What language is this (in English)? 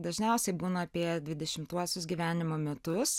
Lithuanian